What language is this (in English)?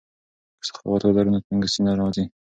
Pashto